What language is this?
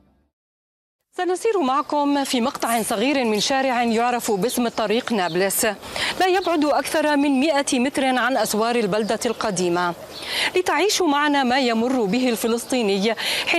Arabic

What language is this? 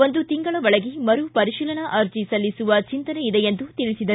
Kannada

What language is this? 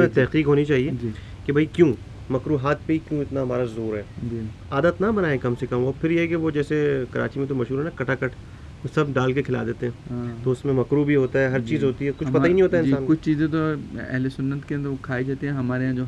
Urdu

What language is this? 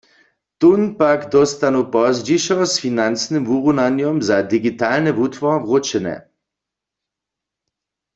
Upper Sorbian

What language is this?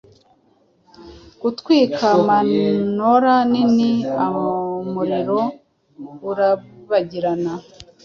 Kinyarwanda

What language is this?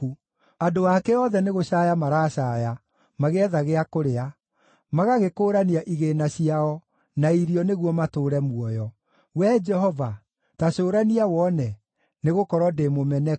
Kikuyu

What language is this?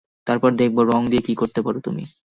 Bangla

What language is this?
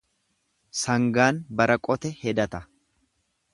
Oromo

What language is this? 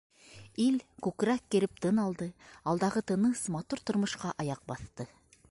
Bashkir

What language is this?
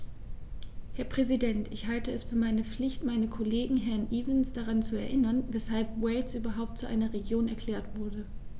German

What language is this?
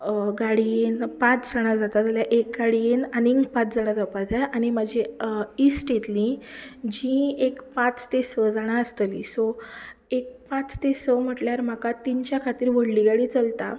Konkani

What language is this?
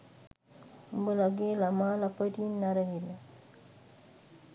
Sinhala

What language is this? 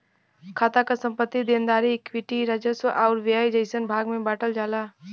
Bhojpuri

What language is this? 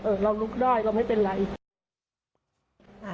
Thai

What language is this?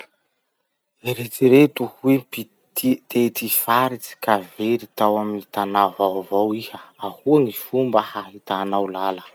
Masikoro Malagasy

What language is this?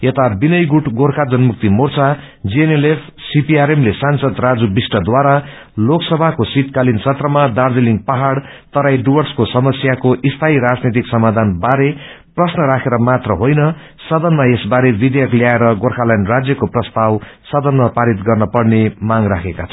Nepali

